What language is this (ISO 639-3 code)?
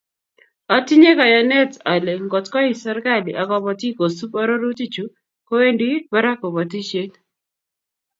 kln